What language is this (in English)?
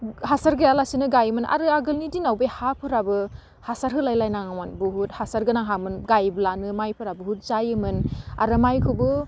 Bodo